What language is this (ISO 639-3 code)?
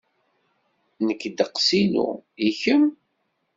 kab